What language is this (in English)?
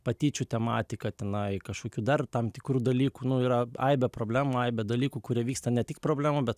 Lithuanian